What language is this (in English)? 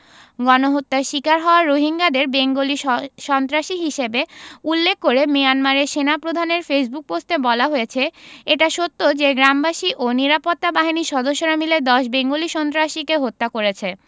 Bangla